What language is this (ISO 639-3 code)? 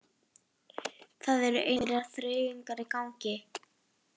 isl